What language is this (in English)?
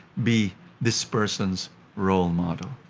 English